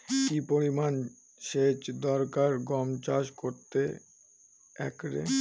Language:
Bangla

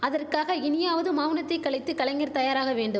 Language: Tamil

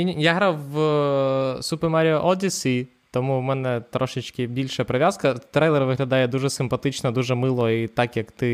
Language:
Ukrainian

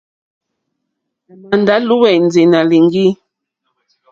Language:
Mokpwe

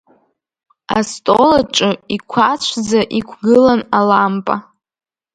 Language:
Abkhazian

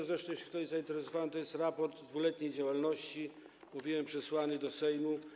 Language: Polish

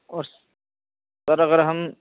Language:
Urdu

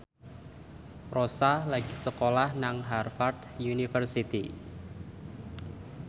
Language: Javanese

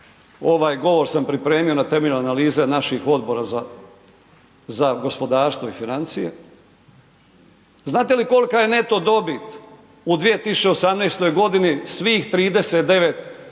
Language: Croatian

